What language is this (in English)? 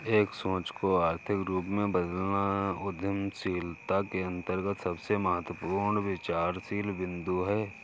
Hindi